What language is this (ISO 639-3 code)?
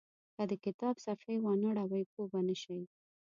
pus